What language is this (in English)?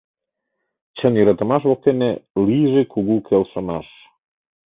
Mari